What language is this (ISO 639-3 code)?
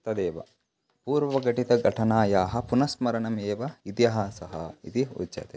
san